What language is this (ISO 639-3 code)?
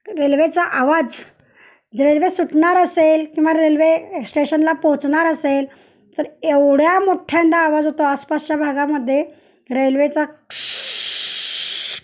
mar